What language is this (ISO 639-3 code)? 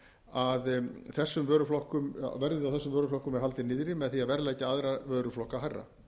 isl